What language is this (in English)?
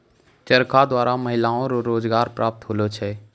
Maithili